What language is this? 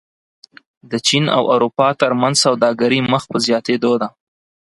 Pashto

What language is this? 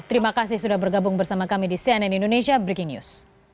Indonesian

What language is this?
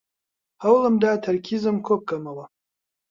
Central Kurdish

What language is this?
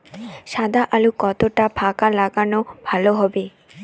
Bangla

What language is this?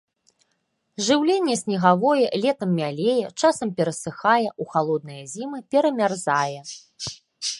Belarusian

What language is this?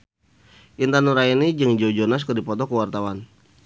Sundanese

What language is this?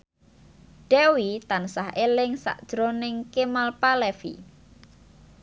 Javanese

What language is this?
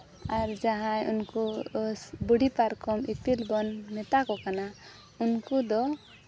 Santali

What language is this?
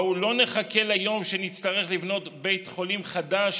Hebrew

